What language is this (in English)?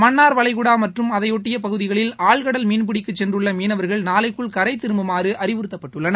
Tamil